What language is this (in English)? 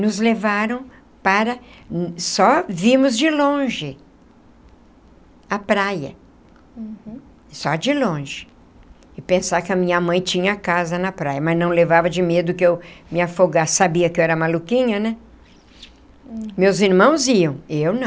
Portuguese